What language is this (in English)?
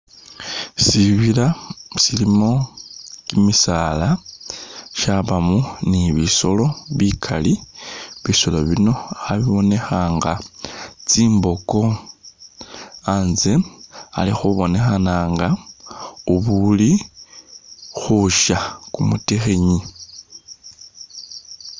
Masaaba